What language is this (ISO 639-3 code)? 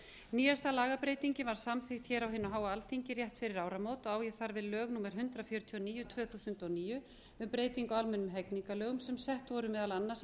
isl